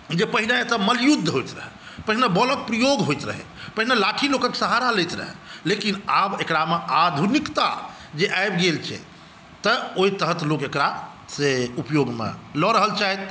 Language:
Maithili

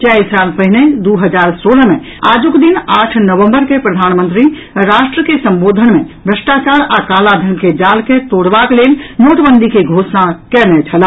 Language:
Maithili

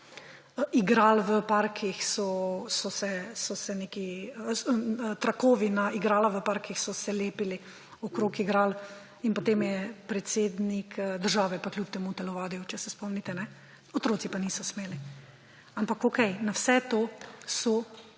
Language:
Slovenian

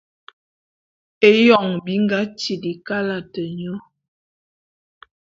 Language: Bulu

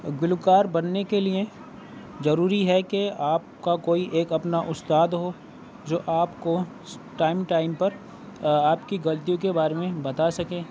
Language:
Urdu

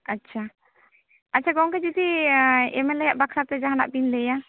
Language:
Santali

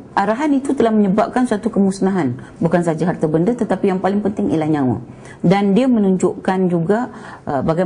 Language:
Malay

